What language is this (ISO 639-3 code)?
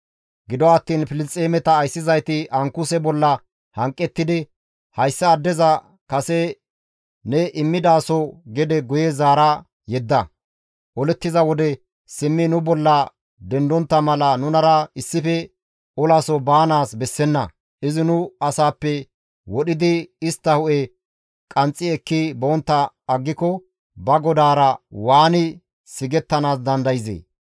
gmv